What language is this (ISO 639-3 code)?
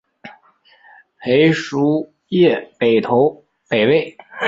zho